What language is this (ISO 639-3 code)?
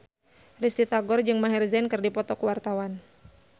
sun